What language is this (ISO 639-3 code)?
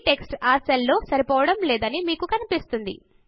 tel